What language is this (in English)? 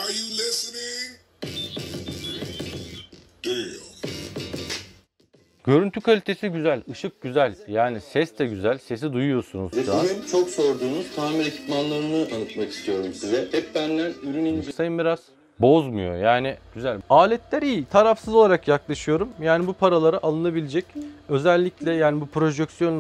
Turkish